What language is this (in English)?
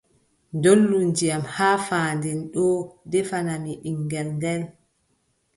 Adamawa Fulfulde